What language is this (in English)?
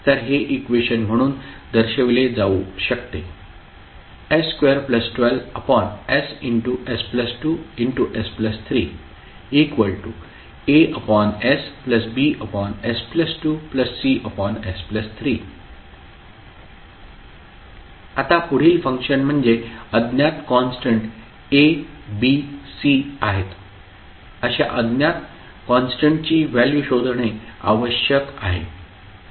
Marathi